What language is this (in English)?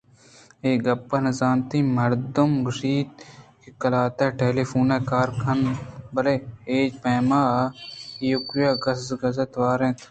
Eastern Balochi